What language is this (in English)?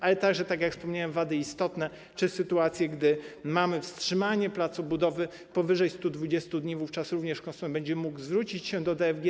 Polish